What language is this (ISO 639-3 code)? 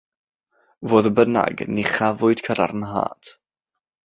cym